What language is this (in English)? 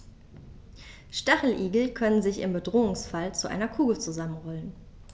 German